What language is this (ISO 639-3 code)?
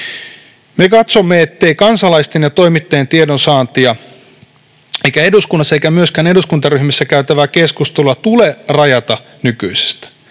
fin